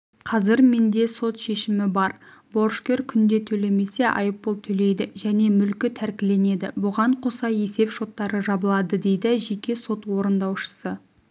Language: Kazakh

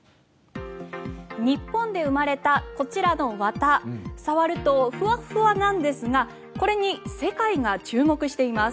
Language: Japanese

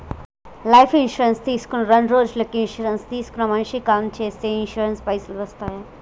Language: Telugu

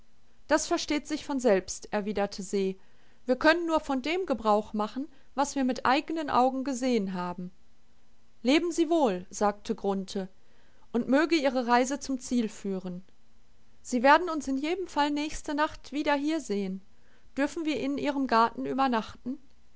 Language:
German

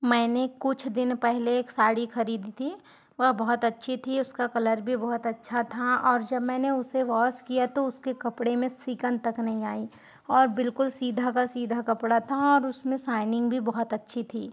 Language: Hindi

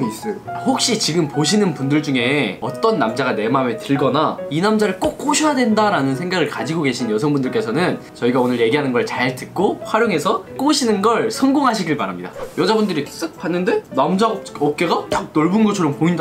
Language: Korean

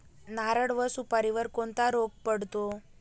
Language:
Marathi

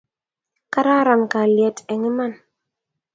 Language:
Kalenjin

